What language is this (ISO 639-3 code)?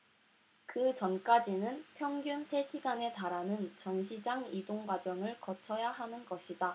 kor